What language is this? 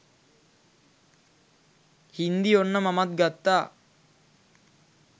Sinhala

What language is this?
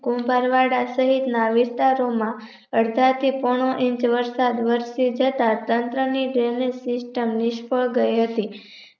Gujarati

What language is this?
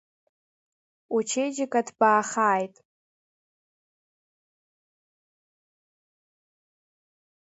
Abkhazian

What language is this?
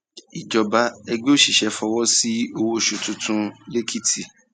Yoruba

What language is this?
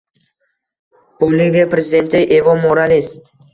Uzbek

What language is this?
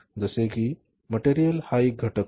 Marathi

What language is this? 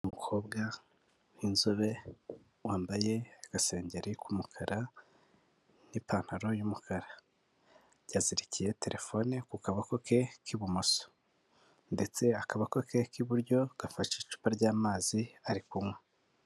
Kinyarwanda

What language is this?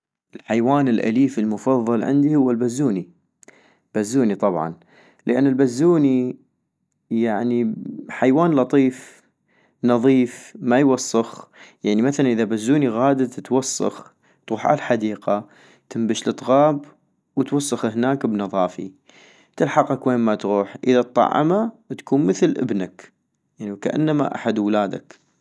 North Mesopotamian Arabic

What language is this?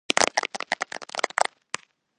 Georgian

